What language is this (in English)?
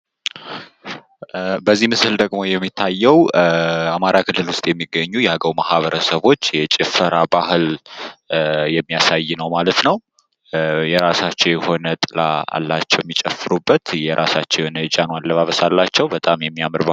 Amharic